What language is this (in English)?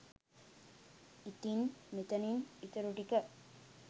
Sinhala